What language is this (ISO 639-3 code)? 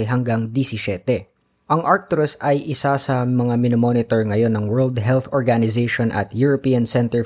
fil